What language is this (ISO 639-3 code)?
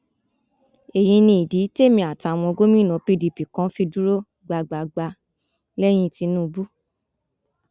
yor